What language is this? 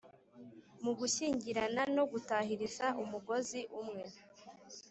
Kinyarwanda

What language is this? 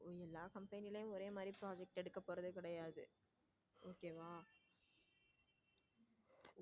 Tamil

